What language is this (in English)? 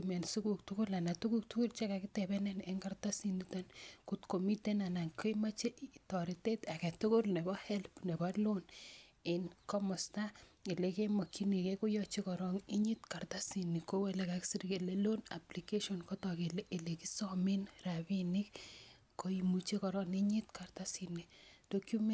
Kalenjin